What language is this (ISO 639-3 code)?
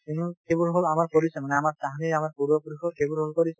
asm